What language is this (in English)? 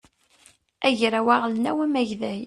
Kabyle